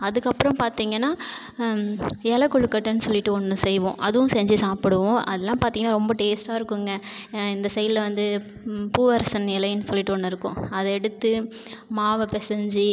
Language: Tamil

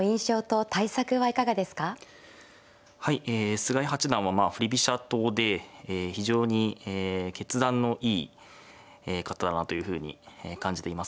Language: Japanese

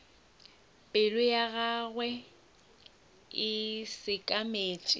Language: Northern Sotho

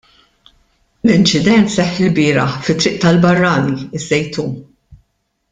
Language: Maltese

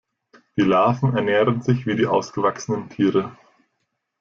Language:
German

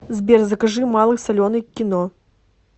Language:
Russian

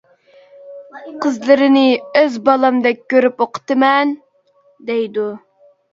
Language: Uyghur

